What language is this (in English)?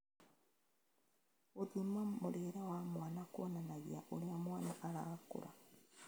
Kikuyu